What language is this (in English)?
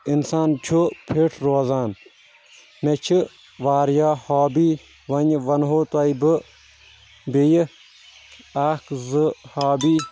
Kashmiri